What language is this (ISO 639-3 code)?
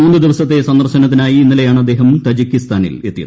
mal